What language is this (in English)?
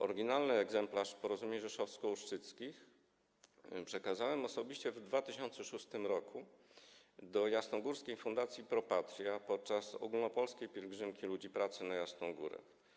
Polish